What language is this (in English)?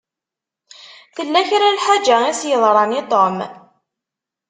Kabyle